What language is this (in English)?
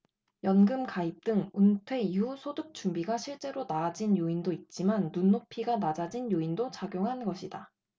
Korean